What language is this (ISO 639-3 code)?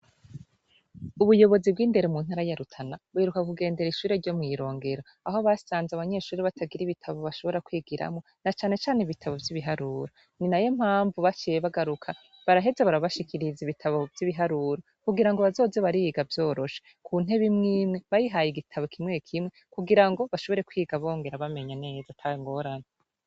run